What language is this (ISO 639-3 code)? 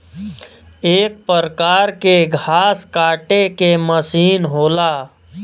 bho